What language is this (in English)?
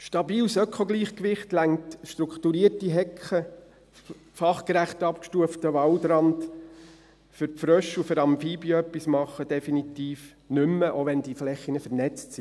Swiss German